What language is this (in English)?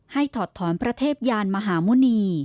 Thai